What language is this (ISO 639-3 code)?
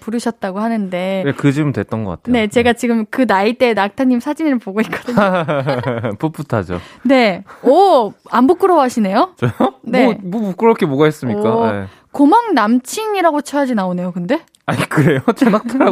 kor